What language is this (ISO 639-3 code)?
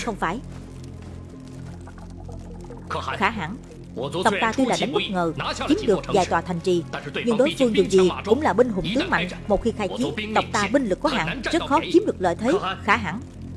vie